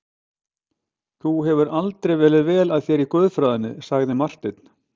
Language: Icelandic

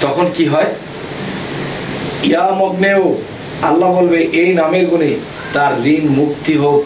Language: Bangla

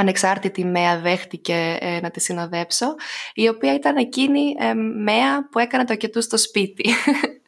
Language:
Greek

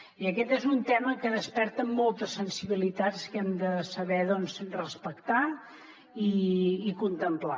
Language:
Catalan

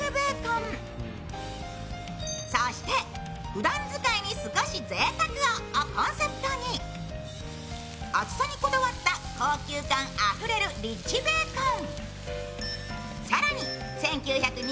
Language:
Japanese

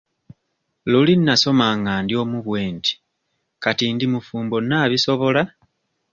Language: Ganda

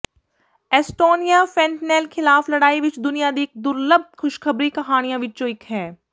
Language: Punjabi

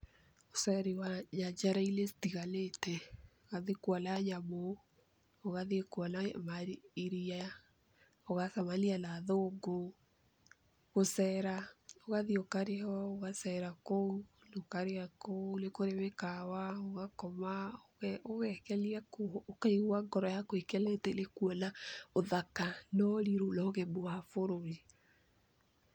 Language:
Kikuyu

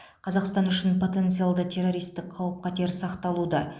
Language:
Kazakh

